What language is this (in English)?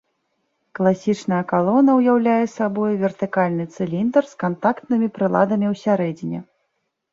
Belarusian